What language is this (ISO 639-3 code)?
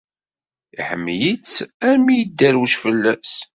kab